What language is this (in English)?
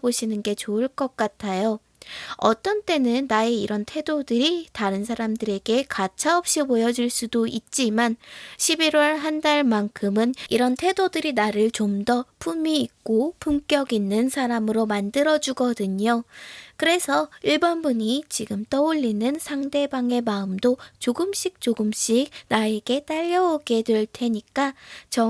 Korean